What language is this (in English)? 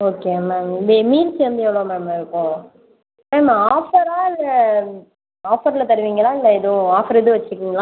Tamil